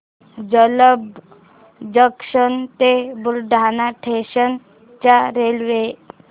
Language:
Marathi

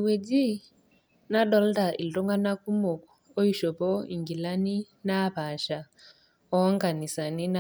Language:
Masai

